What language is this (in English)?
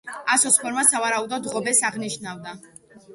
Georgian